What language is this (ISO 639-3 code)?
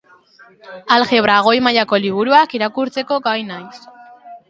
eus